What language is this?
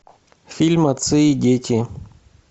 Russian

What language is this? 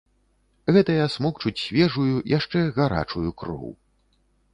Belarusian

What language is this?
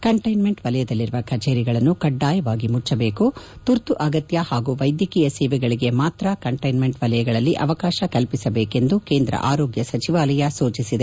Kannada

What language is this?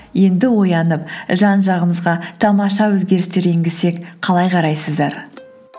Kazakh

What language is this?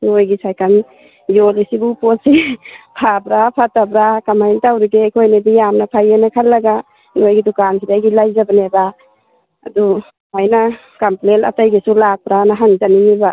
Manipuri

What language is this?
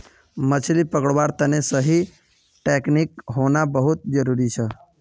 Magahi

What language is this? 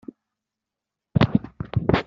Kabyle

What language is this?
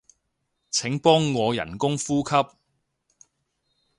Cantonese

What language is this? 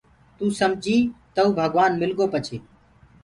Gurgula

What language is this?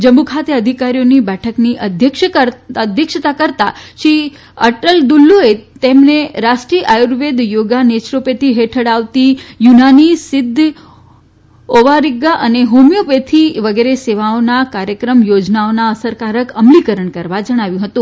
Gujarati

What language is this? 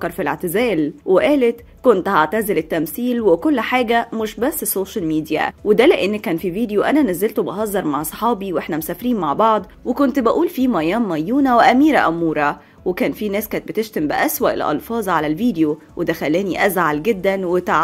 Arabic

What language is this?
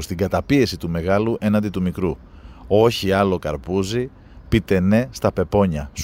Greek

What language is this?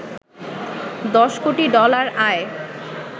Bangla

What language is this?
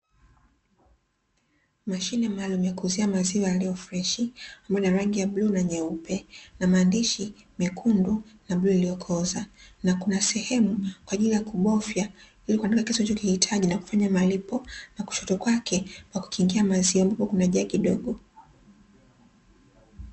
Swahili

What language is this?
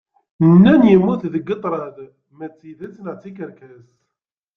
Kabyle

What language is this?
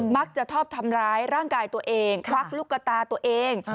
Thai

